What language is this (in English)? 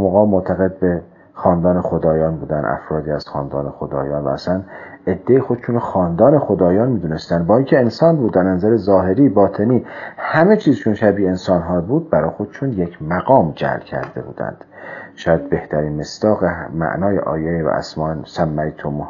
Persian